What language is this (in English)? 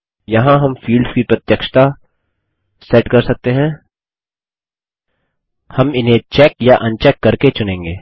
Hindi